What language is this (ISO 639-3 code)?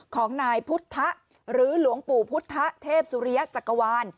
tha